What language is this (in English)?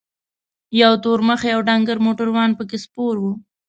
Pashto